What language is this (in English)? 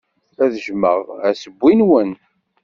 Kabyle